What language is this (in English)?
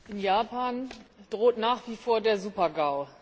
German